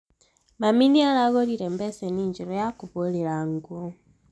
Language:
Kikuyu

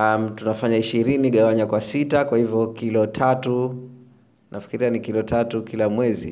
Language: Swahili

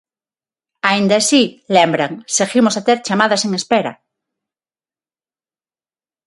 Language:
Galician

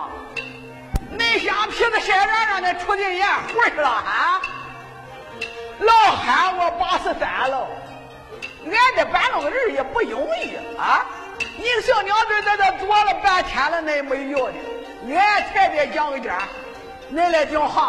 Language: Chinese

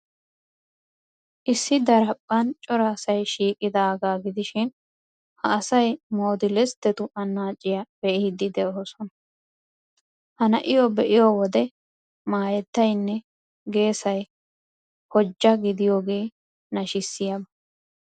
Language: Wolaytta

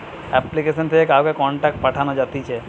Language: Bangla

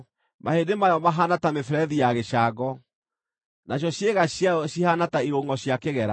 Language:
Kikuyu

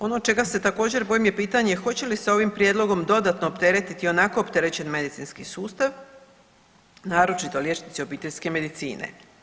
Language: Croatian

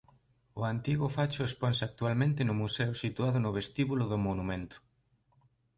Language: Galician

